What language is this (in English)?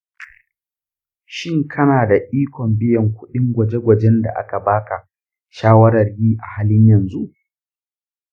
Hausa